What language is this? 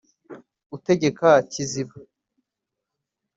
Kinyarwanda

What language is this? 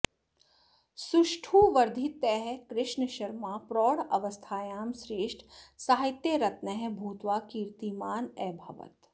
Sanskrit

